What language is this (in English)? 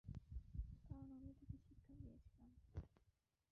Bangla